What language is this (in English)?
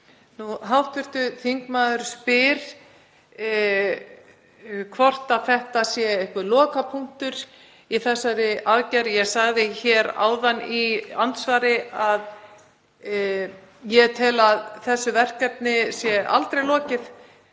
Icelandic